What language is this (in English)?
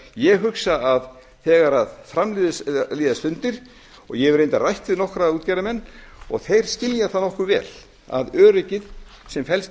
Icelandic